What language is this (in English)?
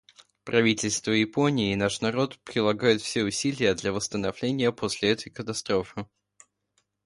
Russian